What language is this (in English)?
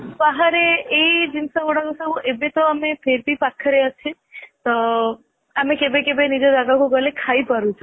Odia